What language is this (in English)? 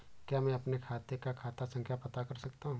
Hindi